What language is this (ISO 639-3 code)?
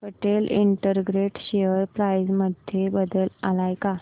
mar